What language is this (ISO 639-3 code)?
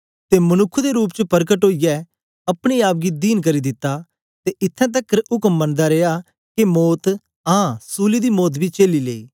doi